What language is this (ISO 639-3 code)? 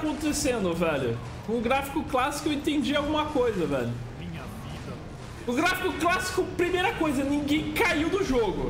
por